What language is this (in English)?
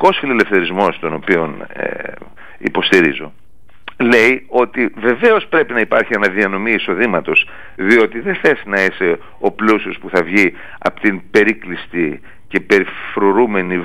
Greek